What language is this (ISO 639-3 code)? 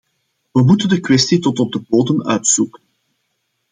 nld